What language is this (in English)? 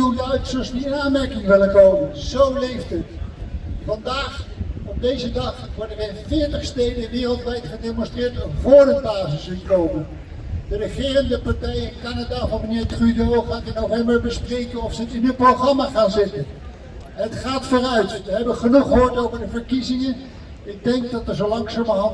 Dutch